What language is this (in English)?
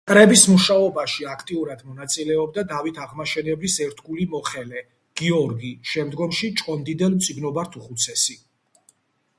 Georgian